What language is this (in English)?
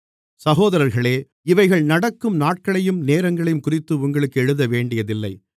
Tamil